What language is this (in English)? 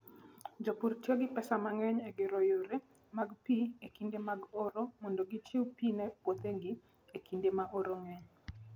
Luo (Kenya and Tanzania)